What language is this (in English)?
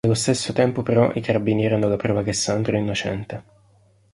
Italian